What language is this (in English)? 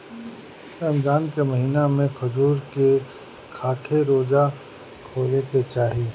Bhojpuri